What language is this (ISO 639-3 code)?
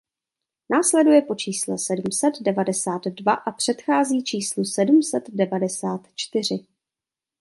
ces